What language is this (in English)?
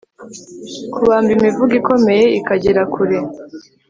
Kinyarwanda